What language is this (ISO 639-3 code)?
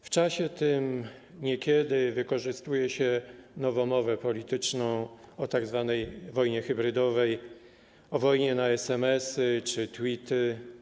pol